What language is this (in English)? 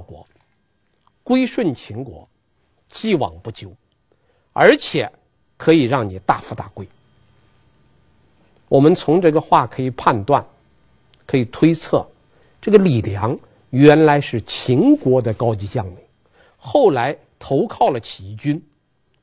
Chinese